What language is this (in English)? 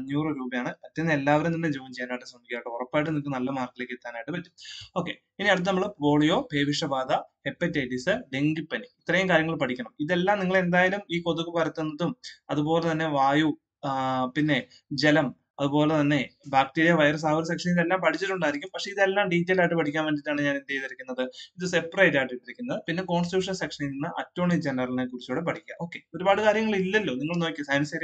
Malayalam